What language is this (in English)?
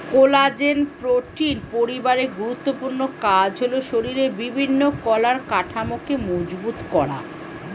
Bangla